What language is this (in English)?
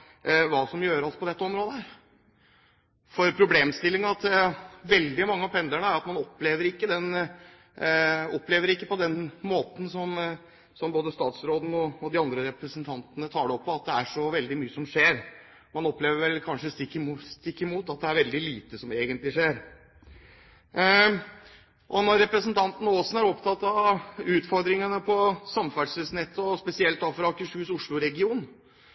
Norwegian Bokmål